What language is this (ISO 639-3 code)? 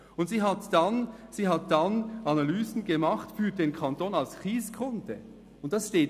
gsw